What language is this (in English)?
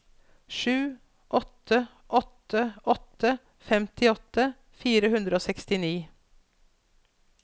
Norwegian